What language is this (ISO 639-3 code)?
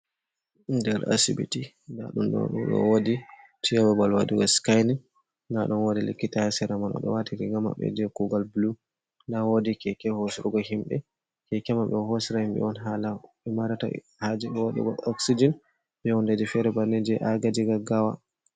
ful